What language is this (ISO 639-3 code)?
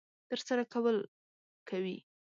pus